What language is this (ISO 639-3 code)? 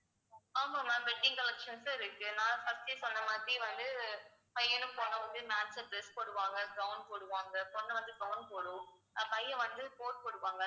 tam